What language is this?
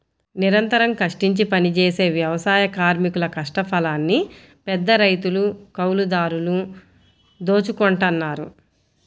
Telugu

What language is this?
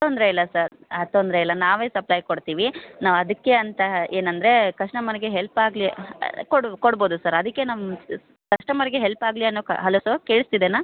Kannada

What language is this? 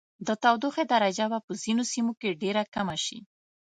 Pashto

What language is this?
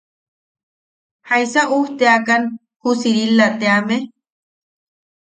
Yaqui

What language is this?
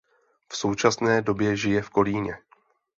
Czech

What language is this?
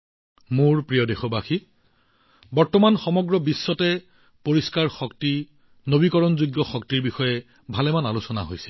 Assamese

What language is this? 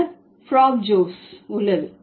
Tamil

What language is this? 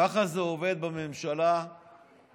Hebrew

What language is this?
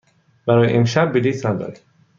Persian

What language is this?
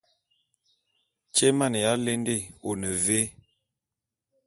Bulu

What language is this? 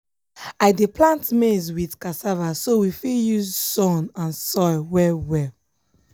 Nigerian Pidgin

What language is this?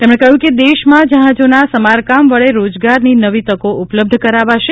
Gujarati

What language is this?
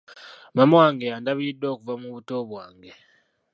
Ganda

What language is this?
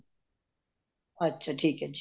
Punjabi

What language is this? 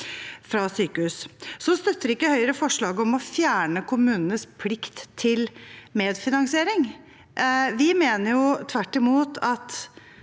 Norwegian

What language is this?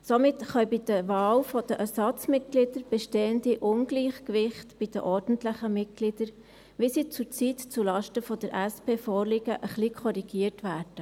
Swiss German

